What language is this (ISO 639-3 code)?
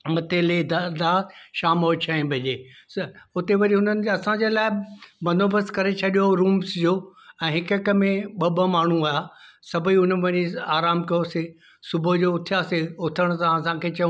snd